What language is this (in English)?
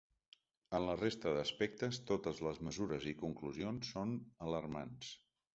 Catalan